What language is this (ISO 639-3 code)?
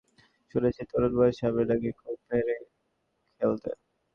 ben